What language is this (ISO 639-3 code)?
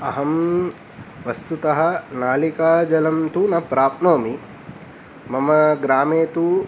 san